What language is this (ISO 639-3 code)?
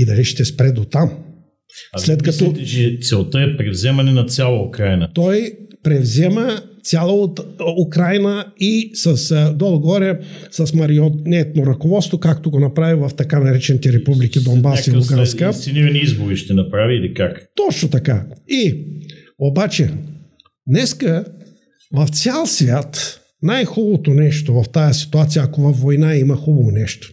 bul